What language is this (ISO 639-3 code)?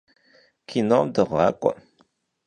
kbd